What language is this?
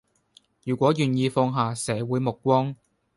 Cantonese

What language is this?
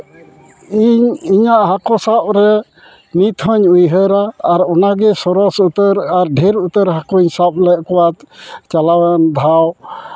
Santali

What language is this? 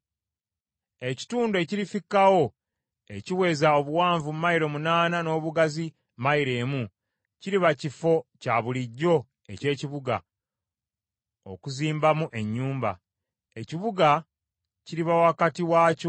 Ganda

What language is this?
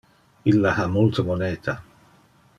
Interlingua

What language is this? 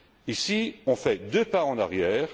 French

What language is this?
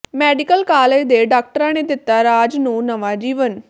Punjabi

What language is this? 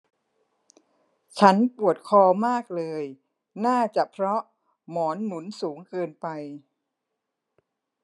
Thai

